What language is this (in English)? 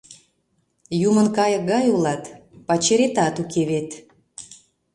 Mari